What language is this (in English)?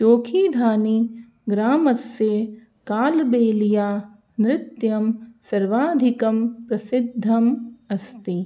Sanskrit